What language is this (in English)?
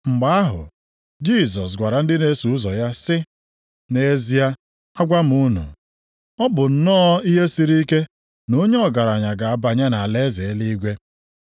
Igbo